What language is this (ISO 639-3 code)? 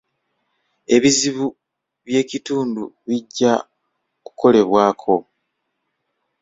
lug